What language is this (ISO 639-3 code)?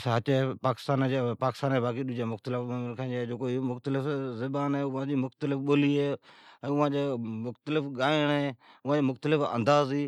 odk